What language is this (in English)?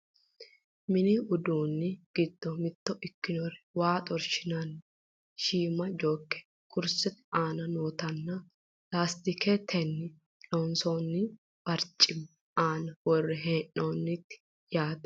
Sidamo